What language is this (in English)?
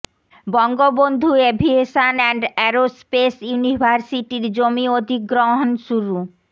Bangla